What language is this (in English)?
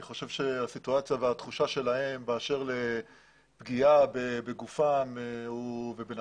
Hebrew